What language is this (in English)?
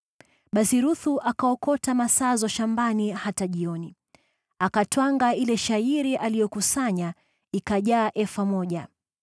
Swahili